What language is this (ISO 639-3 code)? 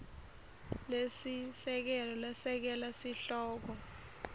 ssw